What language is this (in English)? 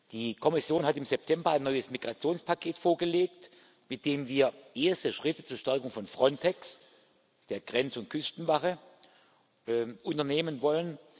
German